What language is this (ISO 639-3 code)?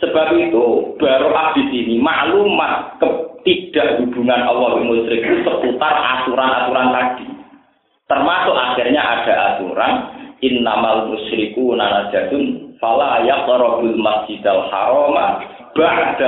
ind